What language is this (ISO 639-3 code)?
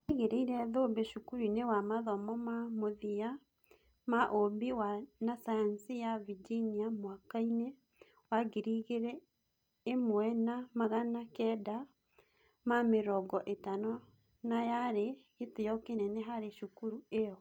kik